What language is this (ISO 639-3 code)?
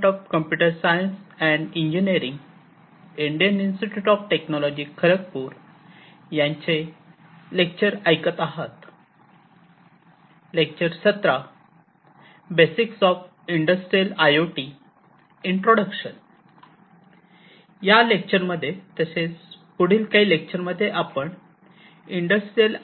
mar